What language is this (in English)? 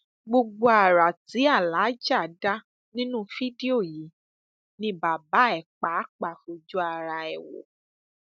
Yoruba